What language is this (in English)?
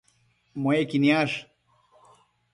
Matsés